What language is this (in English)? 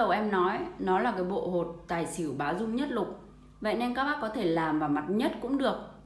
Vietnamese